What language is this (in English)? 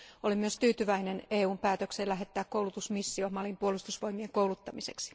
Finnish